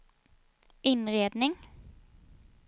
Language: Swedish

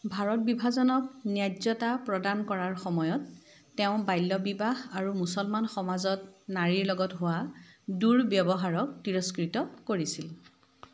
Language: Assamese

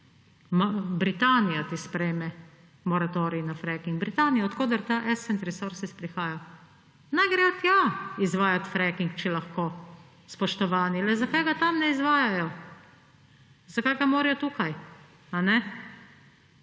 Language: Slovenian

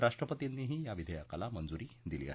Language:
Marathi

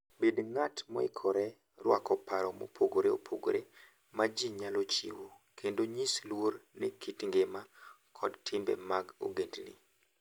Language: Luo (Kenya and Tanzania)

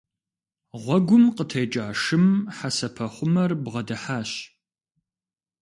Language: Kabardian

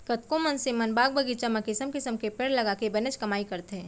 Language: Chhattisgarhi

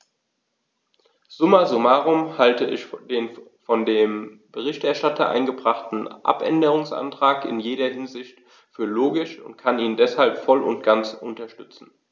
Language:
German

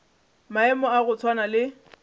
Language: Northern Sotho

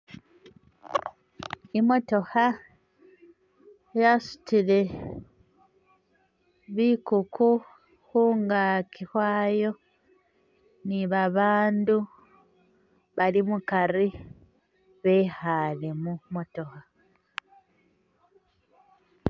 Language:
Masaaba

